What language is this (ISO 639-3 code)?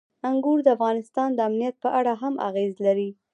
pus